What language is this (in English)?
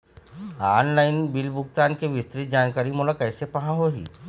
Chhattisgarhi